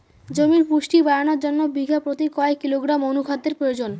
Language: Bangla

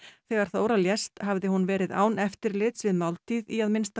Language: Icelandic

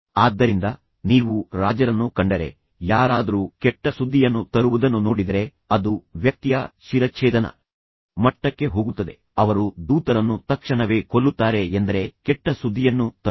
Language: Kannada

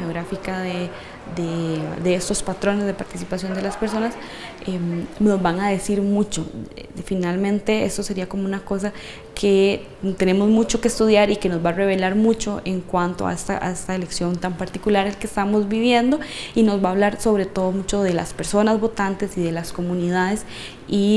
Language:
Spanish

